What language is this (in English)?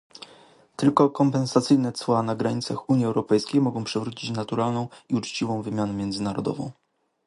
Polish